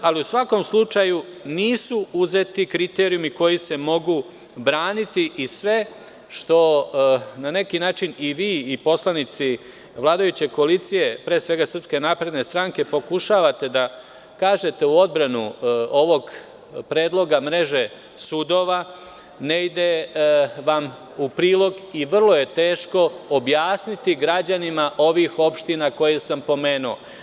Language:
Serbian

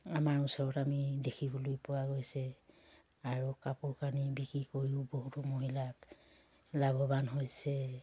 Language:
Assamese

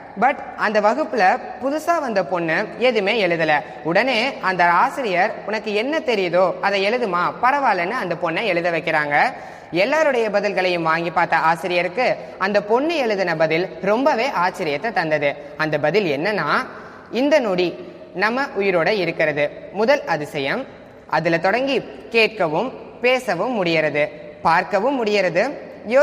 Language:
Tamil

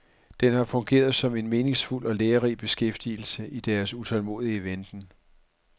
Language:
Danish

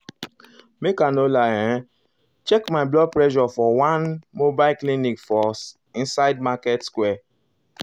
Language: Nigerian Pidgin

